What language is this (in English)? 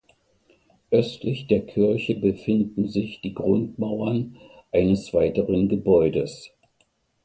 German